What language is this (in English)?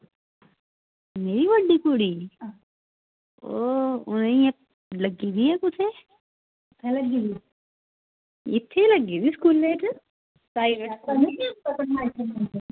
Dogri